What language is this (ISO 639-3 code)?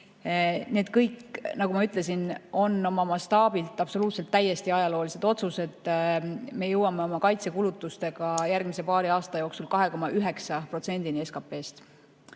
est